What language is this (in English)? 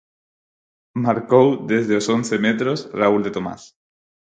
Galician